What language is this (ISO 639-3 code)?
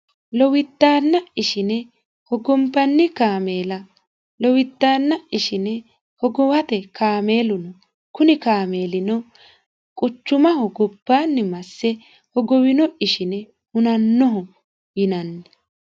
sid